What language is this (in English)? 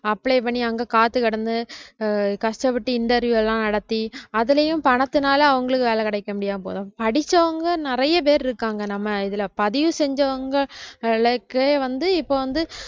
Tamil